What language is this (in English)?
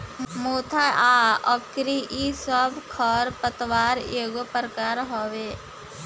Bhojpuri